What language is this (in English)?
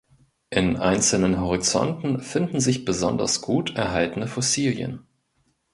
German